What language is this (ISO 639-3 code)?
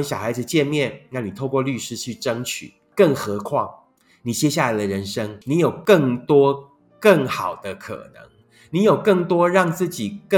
zho